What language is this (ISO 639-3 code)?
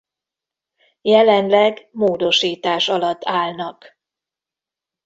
hun